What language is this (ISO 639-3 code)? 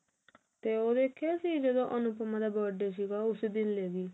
pan